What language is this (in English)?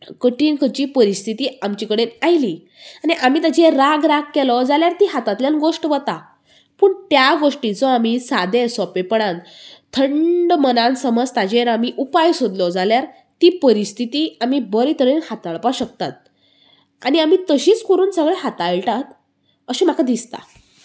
Konkani